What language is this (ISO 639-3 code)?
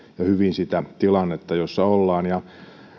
fin